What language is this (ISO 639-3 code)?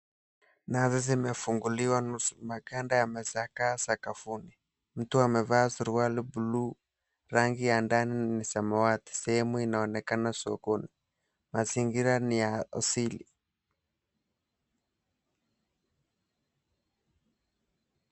swa